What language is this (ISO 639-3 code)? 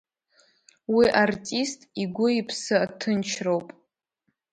abk